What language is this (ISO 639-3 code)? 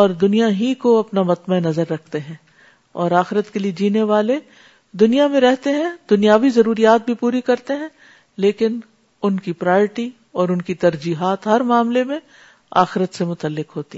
urd